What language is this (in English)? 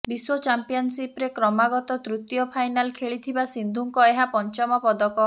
Odia